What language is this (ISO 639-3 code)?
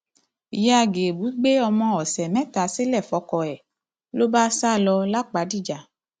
yor